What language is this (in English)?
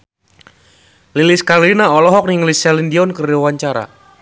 Sundanese